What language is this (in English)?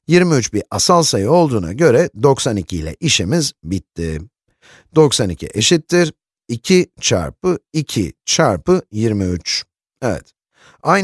Turkish